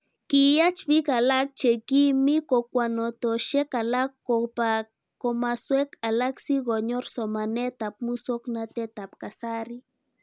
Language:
Kalenjin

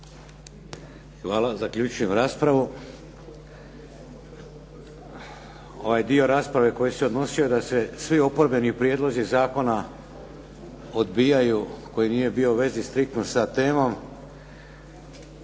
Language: Croatian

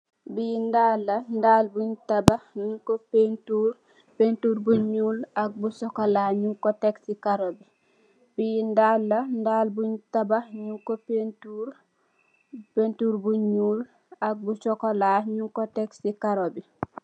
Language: Wolof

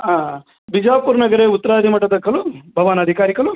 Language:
Sanskrit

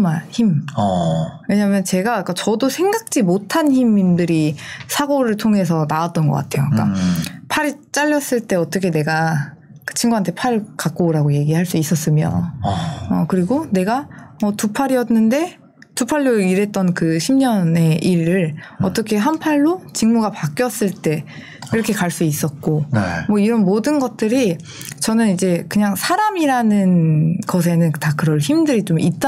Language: Korean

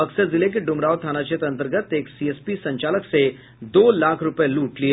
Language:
Hindi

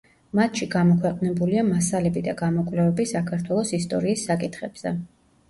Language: Georgian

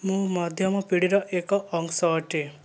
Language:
Odia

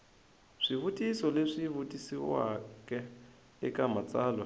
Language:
Tsonga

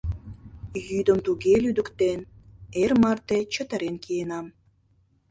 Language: Mari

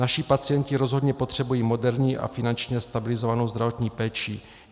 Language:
Czech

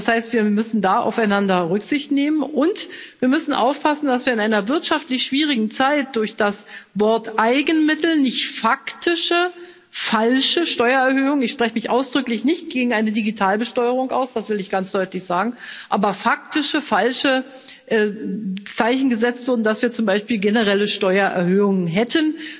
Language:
German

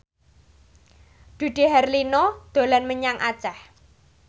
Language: Javanese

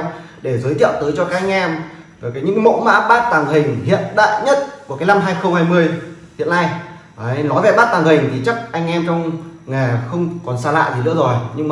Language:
Vietnamese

